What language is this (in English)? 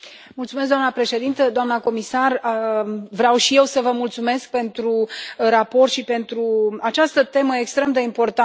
Romanian